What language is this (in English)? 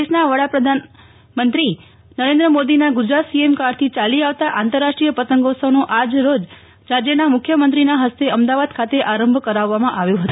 Gujarati